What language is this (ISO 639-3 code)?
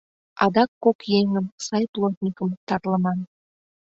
chm